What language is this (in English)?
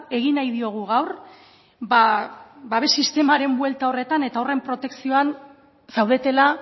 Basque